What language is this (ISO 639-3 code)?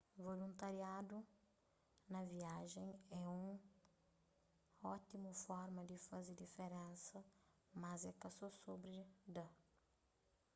kea